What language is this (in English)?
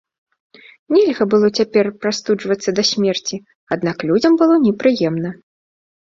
Belarusian